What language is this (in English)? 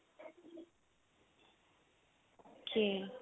Punjabi